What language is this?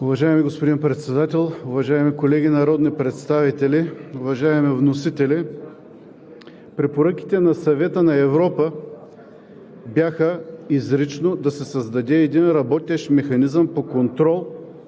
Bulgarian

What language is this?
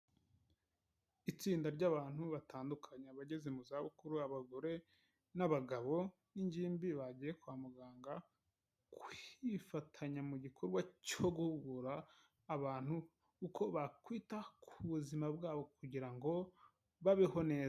Kinyarwanda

